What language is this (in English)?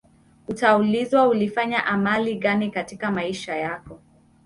Swahili